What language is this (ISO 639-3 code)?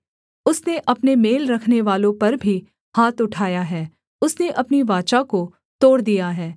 hin